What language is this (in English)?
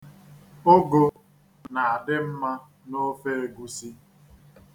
Igbo